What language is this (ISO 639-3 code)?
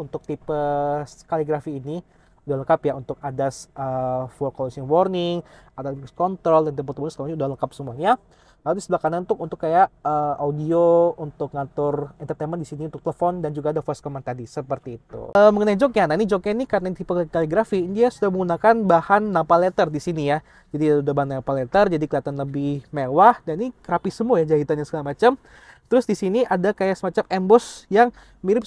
ind